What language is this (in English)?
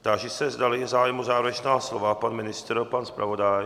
Czech